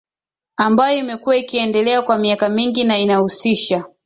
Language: Swahili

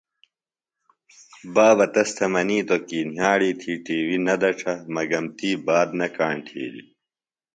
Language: Phalura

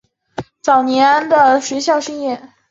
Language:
Chinese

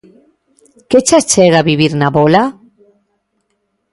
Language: Galician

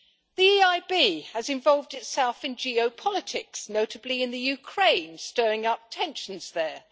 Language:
English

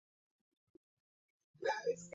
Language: Western Frisian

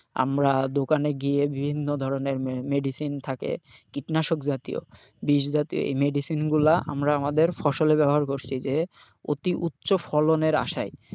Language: Bangla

